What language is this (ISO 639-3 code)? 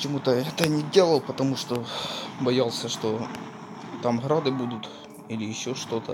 rus